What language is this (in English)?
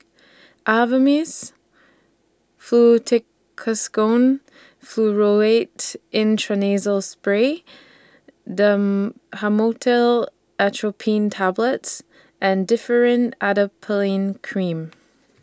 English